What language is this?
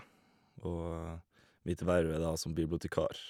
Norwegian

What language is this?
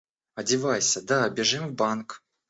Russian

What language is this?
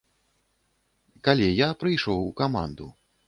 Belarusian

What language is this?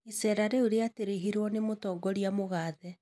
Kikuyu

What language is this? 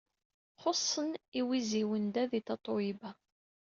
Kabyle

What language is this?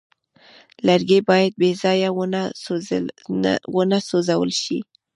Pashto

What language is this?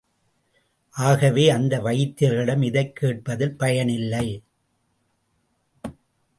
Tamil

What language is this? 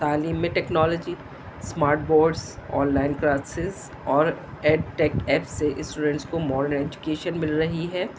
Urdu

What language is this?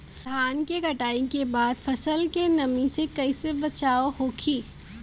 Bhojpuri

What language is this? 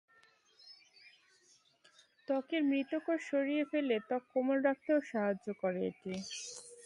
Bangla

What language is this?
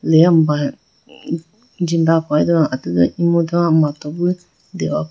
Idu-Mishmi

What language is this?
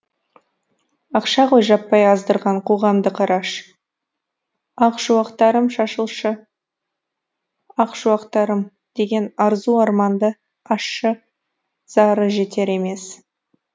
Kazakh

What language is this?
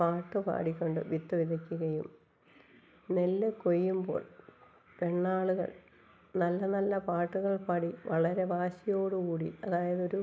Malayalam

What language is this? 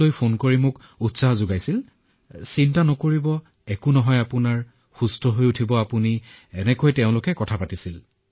Assamese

